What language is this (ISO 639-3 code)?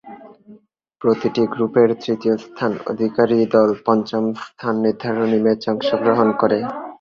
ben